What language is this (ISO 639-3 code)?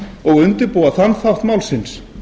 isl